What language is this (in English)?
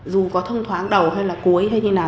Vietnamese